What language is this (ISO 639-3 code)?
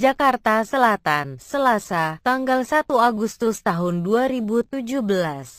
ind